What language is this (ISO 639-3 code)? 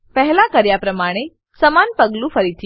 guj